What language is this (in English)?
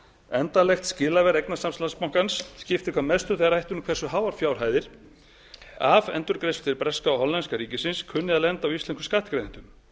Icelandic